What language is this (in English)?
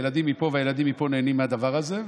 Hebrew